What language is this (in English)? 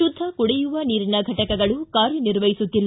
Kannada